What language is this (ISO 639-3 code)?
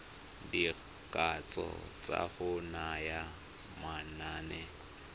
tsn